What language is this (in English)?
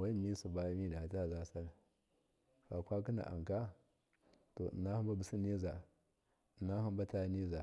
Miya